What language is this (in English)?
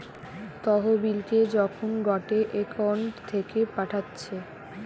Bangla